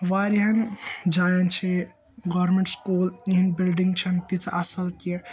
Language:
Kashmiri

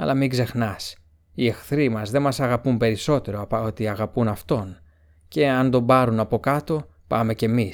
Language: Greek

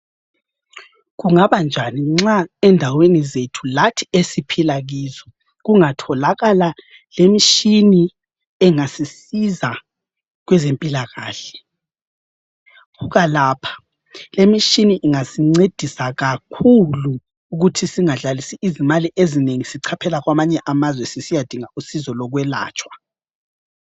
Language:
North Ndebele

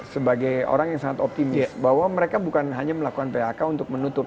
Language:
Indonesian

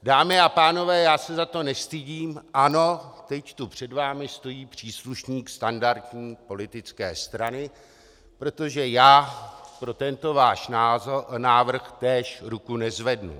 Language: Czech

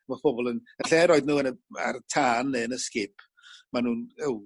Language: Welsh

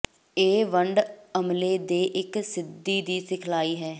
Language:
Punjabi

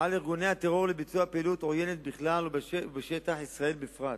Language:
Hebrew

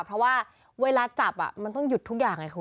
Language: Thai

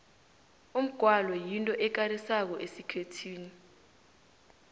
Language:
South Ndebele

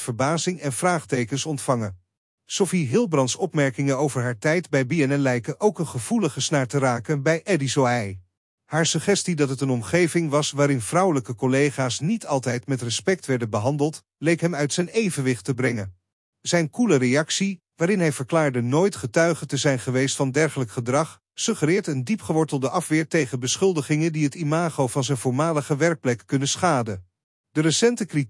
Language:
Dutch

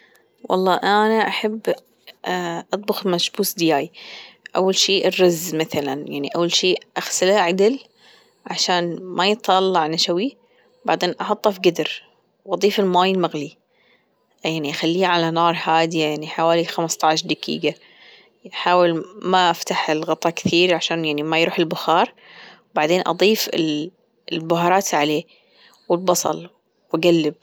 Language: Gulf Arabic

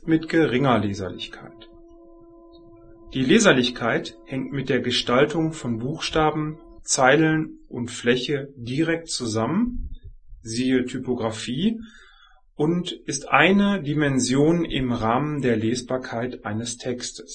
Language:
German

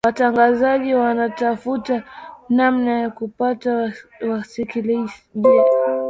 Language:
Swahili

